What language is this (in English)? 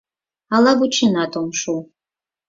Mari